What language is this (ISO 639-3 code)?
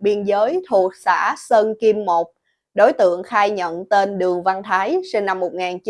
vie